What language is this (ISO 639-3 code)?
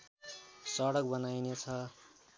nep